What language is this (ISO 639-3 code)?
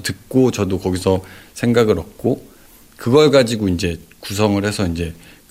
kor